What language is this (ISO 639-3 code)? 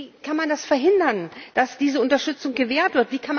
deu